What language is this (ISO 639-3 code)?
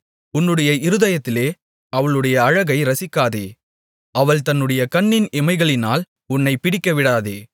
tam